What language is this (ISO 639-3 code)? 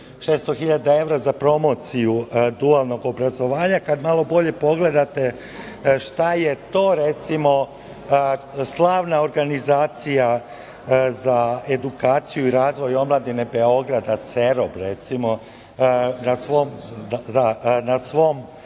srp